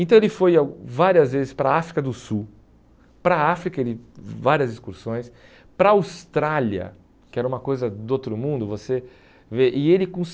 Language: Portuguese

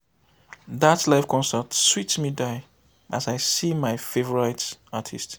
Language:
Nigerian Pidgin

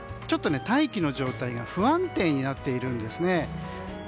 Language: Japanese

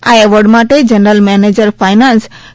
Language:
Gujarati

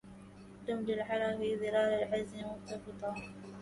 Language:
Arabic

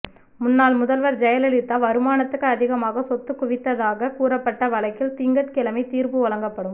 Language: Tamil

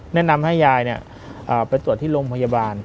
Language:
Thai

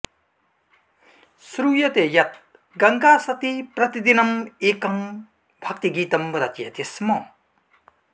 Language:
Sanskrit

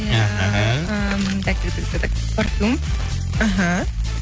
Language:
Kazakh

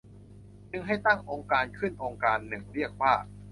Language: Thai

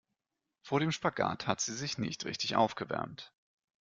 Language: German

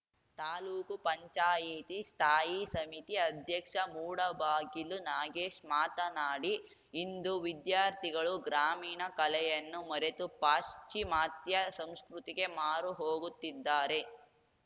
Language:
Kannada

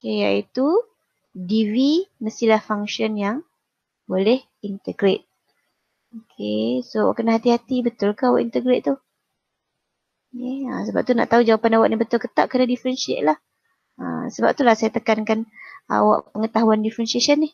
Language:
Malay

